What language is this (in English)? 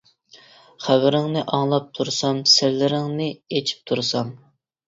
Uyghur